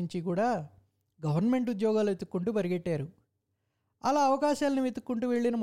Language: Telugu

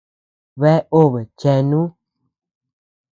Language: Tepeuxila Cuicatec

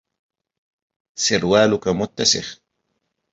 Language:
Arabic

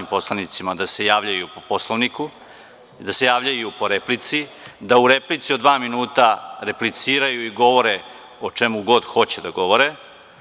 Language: Serbian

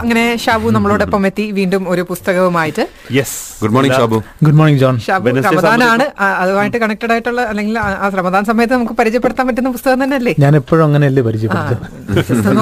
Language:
Malayalam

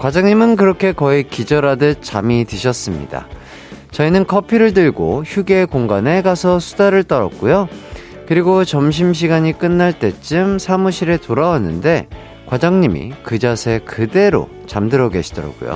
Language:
Korean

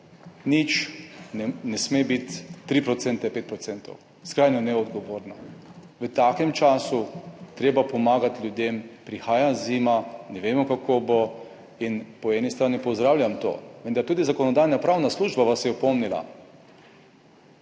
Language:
Slovenian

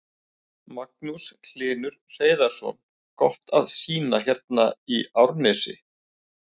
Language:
Icelandic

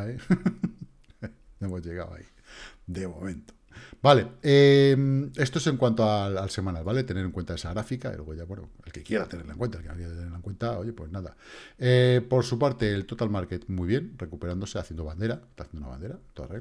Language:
Spanish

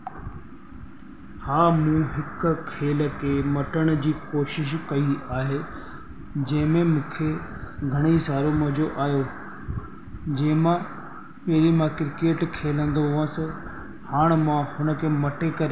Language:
Sindhi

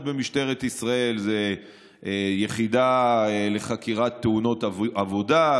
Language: Hebrew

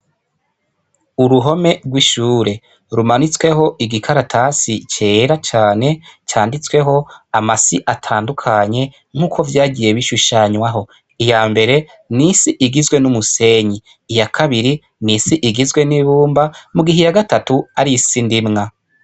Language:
Rundi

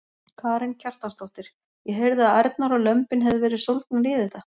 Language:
Icelandic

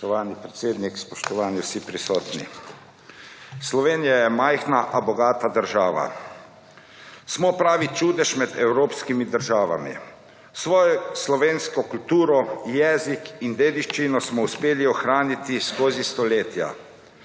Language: Slovenian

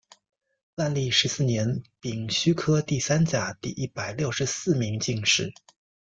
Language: Chinese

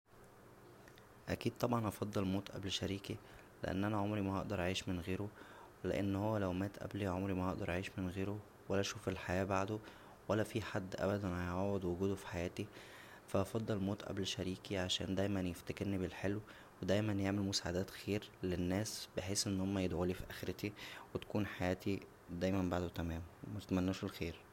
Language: Egyptian Arabic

